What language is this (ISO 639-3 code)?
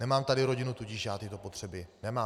ces